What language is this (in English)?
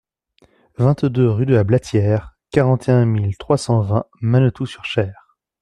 French